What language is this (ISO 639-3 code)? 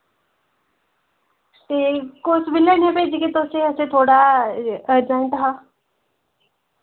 doi